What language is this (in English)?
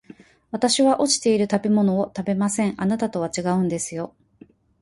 Japanese